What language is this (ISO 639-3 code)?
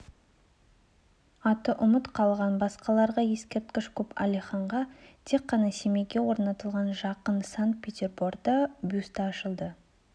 kaz